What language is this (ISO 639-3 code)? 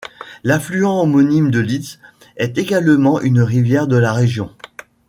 fra